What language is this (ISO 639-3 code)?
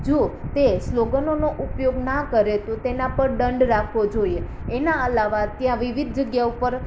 guj